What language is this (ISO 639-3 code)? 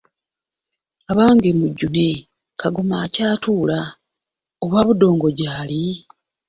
lug